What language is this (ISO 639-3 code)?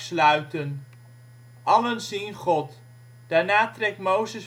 nld